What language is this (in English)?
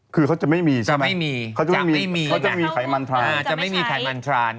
Thai